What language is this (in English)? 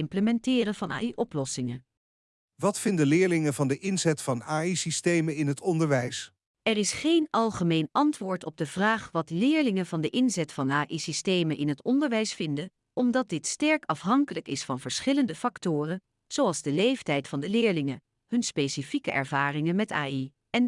Dutch